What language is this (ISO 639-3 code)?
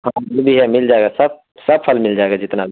urd